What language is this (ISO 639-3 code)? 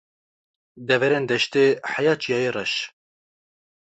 kur